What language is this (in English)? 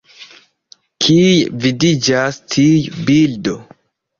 Esperanto